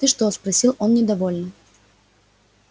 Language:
Russian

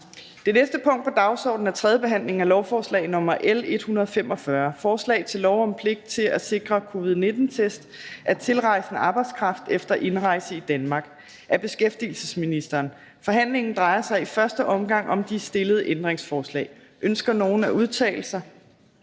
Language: Danish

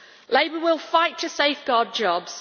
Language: English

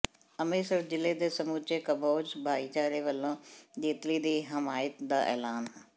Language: Punjabi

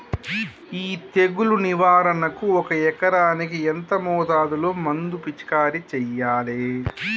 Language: Telugu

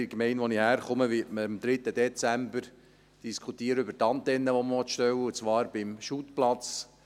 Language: Swiss German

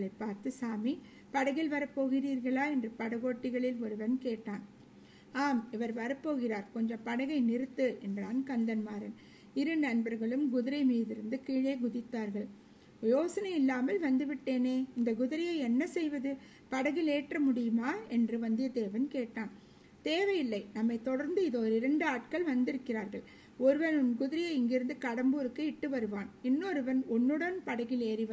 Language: Tamil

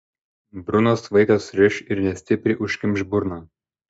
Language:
Lithuanian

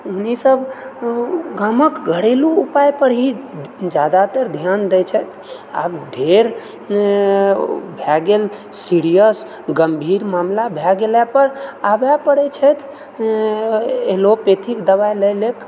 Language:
Maithili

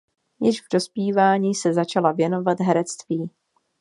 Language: Czech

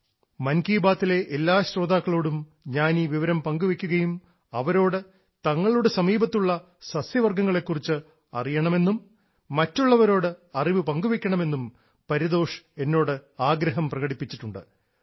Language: Malayalam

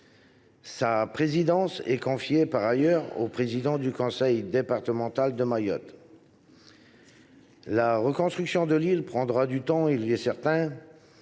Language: French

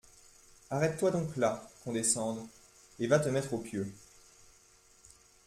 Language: French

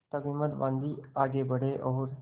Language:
Hindi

